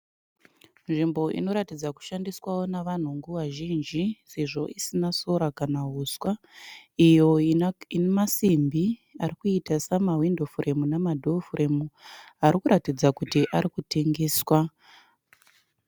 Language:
Shona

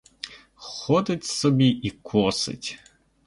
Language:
Ukrainian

